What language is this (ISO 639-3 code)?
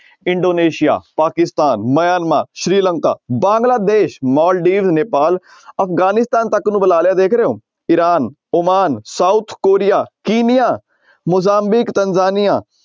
pan